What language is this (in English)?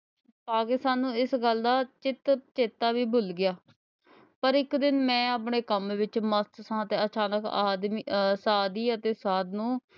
Punjabi